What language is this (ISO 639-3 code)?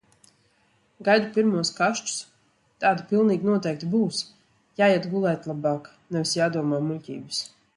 lav